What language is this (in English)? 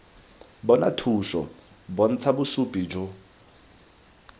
Tswana